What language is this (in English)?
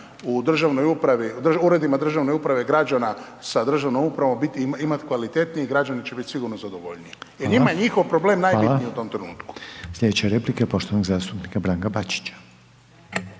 Croatian